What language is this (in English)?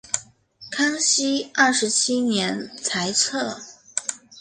Chinese